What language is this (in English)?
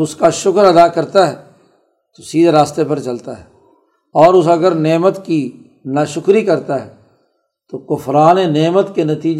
Urdu